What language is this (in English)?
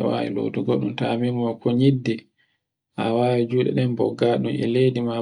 Borgu Fulfulde